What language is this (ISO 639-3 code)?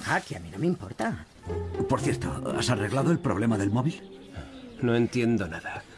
spa